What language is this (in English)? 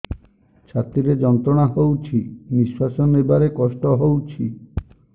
Odia